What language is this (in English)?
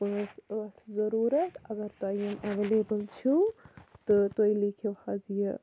Kashmiri